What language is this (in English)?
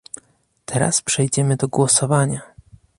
Polish